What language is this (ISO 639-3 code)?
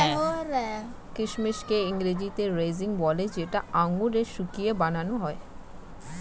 ben